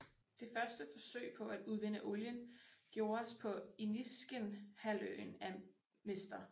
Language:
Danish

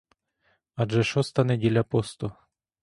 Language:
Ukrainian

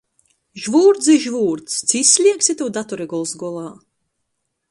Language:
Latgalian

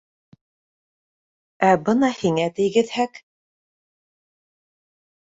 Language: Bashkir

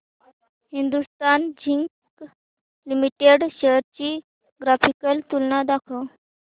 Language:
Marathi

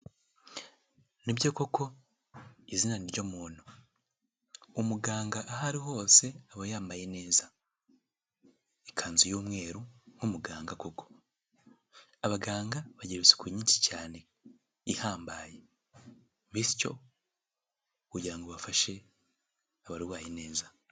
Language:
Kinyarwanda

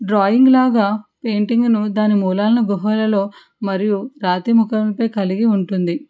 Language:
Telugu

